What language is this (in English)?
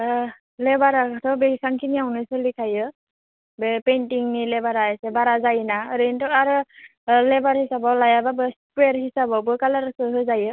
Bodo